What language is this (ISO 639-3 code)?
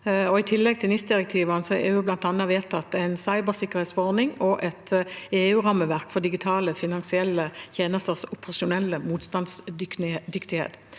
nor